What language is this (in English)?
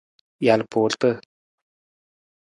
Nawdm